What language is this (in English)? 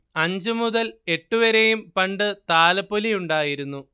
Malayalam